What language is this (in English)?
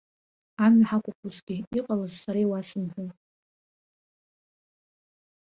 Abkhazian